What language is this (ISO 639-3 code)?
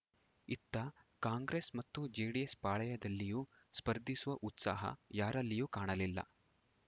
kan